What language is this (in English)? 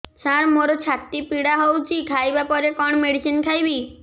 Odia